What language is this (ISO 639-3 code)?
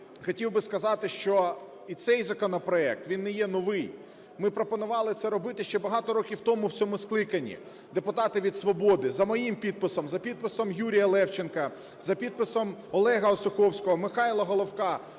ukr